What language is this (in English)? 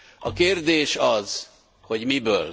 Hungarian